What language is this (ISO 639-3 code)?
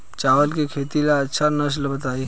bho